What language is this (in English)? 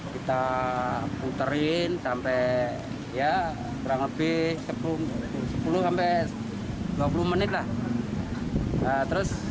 Indonesian